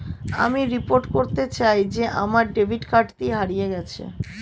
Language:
Bangla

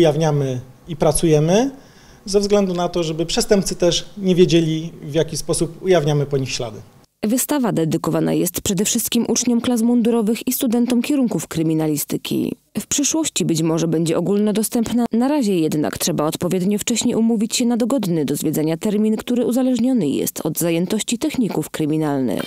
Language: Polish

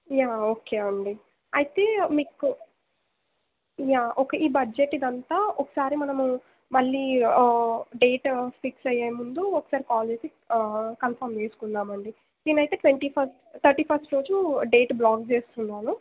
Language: Telugu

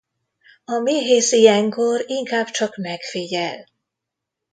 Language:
Hungarian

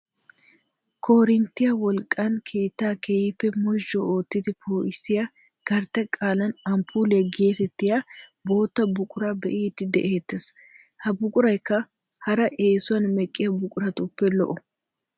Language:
Wolaytta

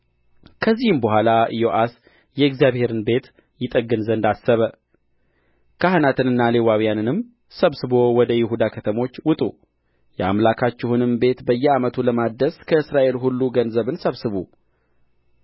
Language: Amharic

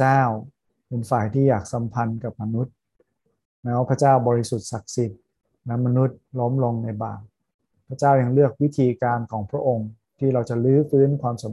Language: Thai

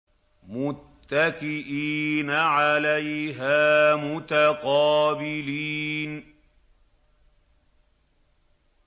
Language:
Arabic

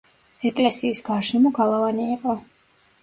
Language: Georgian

